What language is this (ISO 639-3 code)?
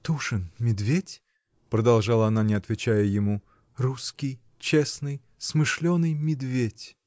rus